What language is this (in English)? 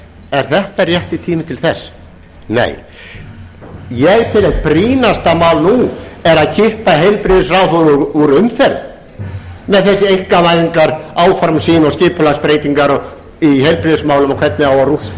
Icelandic